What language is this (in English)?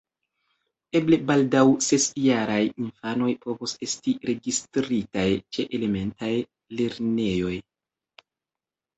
Esperanto